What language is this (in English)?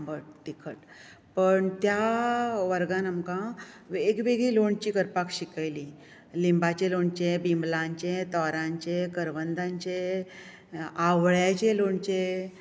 Konkani